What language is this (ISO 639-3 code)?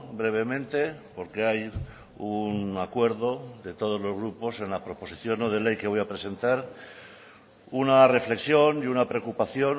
spa